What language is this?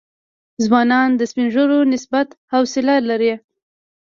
Pashto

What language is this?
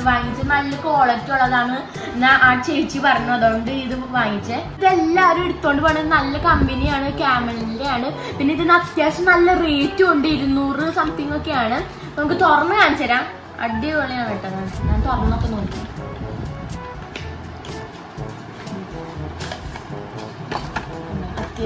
Malayalam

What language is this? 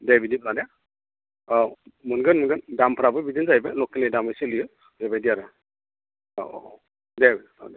Bodo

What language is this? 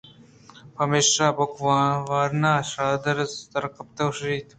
Eastern Balochi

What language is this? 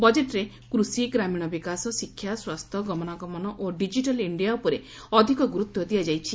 Odia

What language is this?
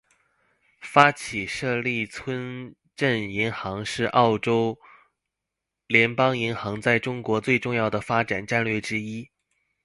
Chinese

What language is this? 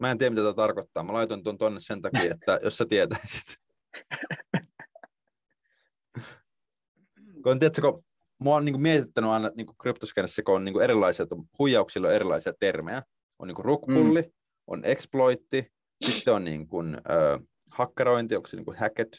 Finnish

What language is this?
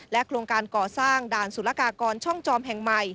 Thai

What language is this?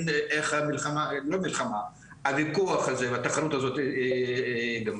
Hebrew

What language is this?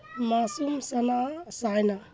Urdu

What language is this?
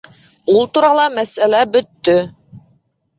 Bashkir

